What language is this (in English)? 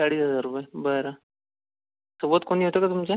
Marathi